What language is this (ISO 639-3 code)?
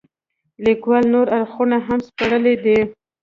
pus